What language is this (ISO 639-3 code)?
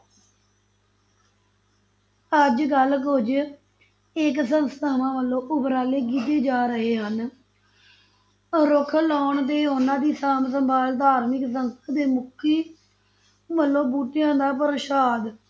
pan